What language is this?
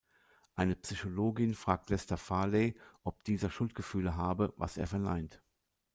German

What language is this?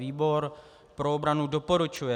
Czech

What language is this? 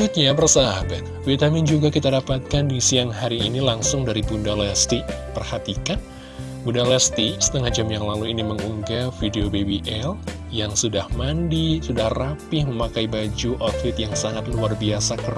Indonesian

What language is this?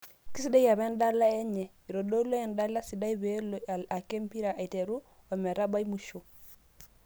Masai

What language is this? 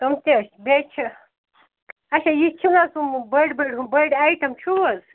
Kashmiri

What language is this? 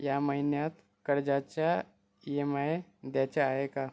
Marathi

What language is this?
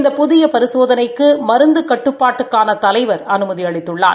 Tamil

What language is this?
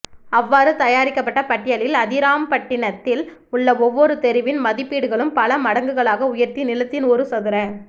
Tamil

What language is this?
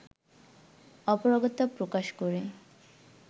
Bangla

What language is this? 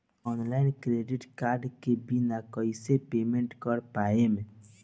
Bhojpuri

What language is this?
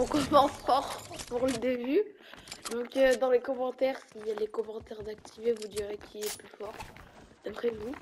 French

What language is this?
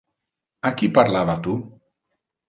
Interlingua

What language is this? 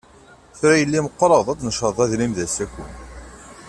Kabyle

